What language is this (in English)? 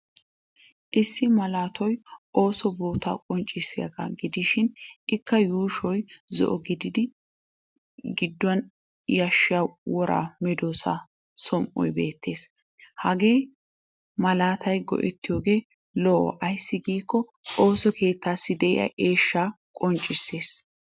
Wolaytta